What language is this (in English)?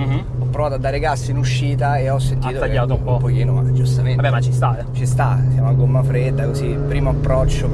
Italian